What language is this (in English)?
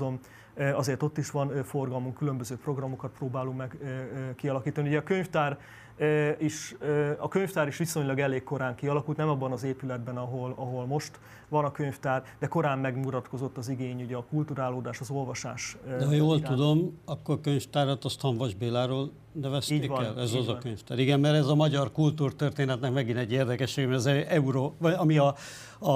Hungarian